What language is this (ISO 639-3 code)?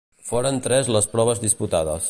cat